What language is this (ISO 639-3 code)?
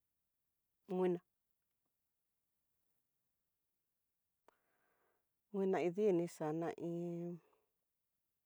mtx